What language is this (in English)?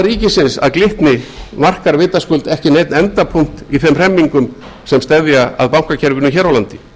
Icelandic